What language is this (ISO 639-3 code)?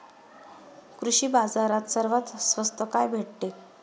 mar